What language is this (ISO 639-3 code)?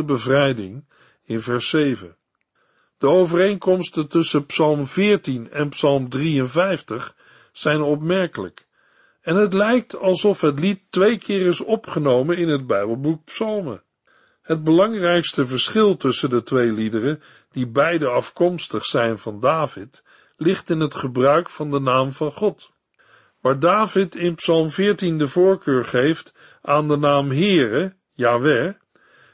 nld